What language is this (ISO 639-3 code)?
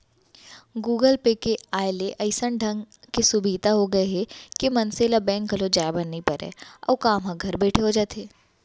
hne